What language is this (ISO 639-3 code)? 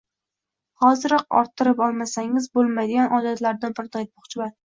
uzb